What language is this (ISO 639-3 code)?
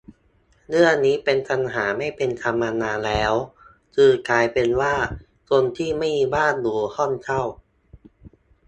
tha